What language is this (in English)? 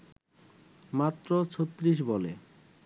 Bangla